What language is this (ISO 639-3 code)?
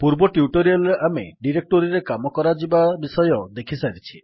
ori